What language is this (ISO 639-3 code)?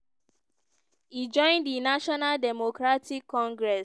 pcm